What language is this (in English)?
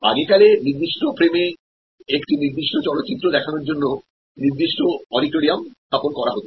Bangla